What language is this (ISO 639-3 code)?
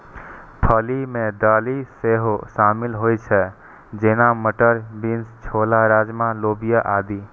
mai